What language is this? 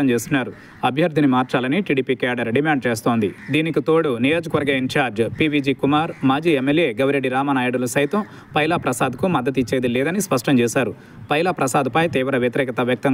Telugu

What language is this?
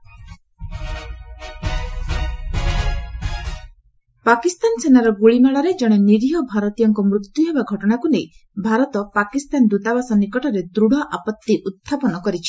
Odia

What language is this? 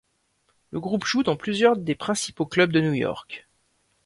French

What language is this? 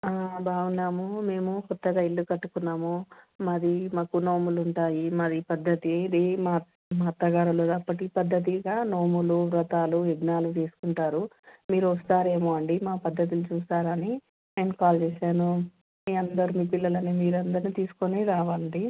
Telugu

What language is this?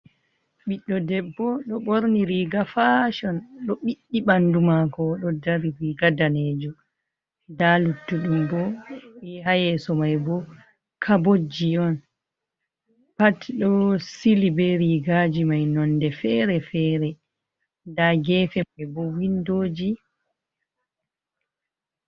Fula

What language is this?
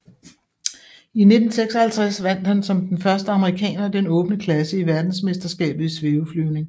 Danish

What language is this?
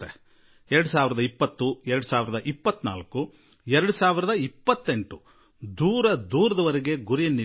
Kannada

